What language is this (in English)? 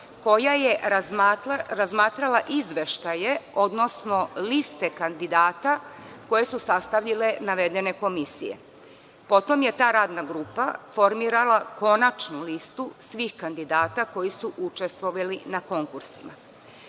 Serbian